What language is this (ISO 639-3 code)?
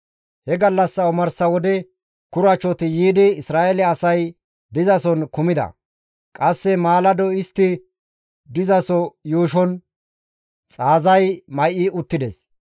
gmv